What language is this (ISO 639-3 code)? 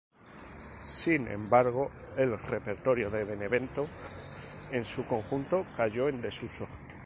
spa